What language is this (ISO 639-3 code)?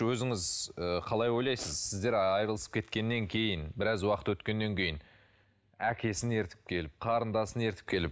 kaz